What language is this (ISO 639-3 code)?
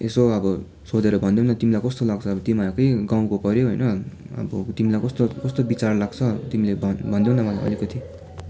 nep